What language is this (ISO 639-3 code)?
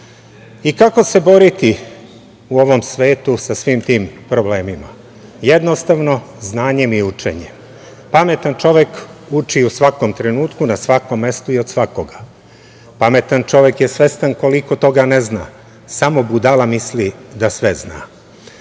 srp